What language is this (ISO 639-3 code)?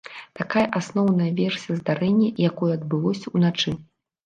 bel